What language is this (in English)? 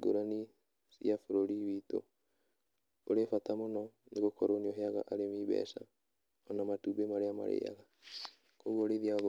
Kikuyu